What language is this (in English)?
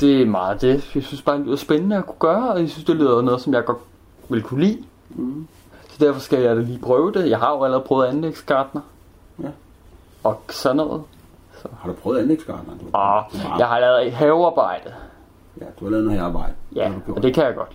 Danish